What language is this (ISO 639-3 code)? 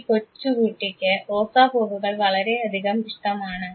mal